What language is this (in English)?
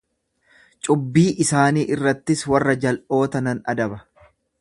Oromo